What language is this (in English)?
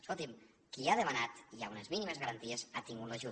Catalan